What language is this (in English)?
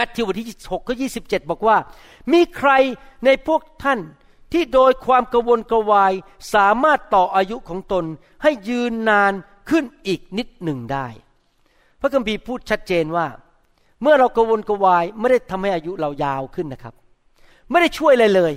Thai